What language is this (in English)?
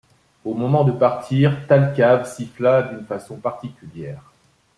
French